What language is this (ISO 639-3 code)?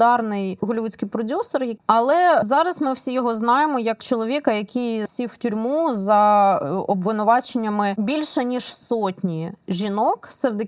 ukr